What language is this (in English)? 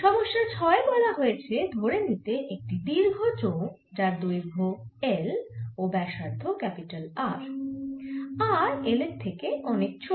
Bangla